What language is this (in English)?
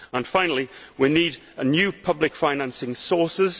English